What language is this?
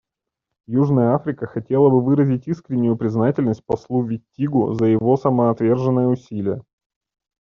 Russian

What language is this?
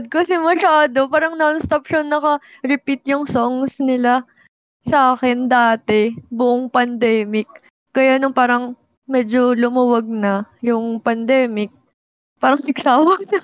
Filipino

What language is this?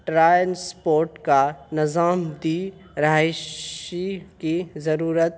Urdu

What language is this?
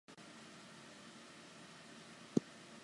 Basque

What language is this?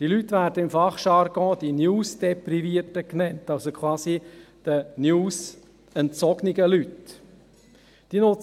Swiss German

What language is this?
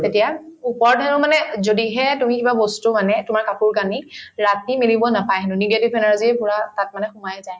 Assamese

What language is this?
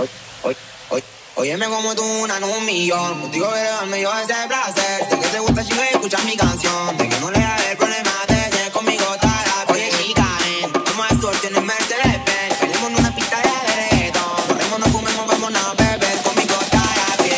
Italian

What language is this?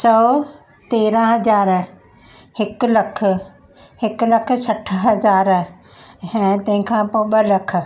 Sindhi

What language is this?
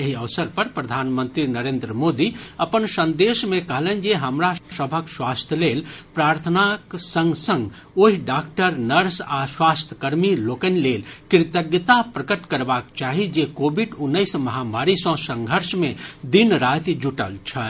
Maithili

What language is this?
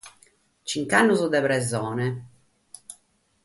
Sardinian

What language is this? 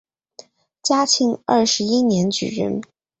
Chinese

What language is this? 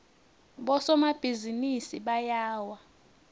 Swati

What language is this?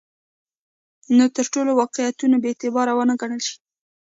Pashto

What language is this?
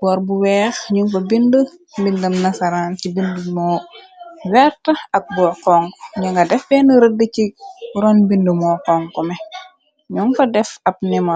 Wolof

